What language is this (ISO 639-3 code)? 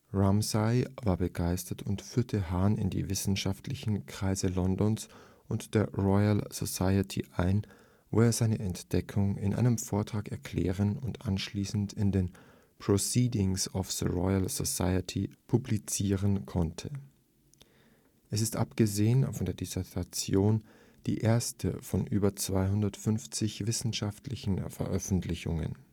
deu